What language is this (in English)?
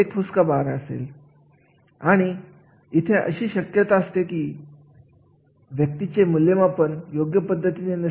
Marathi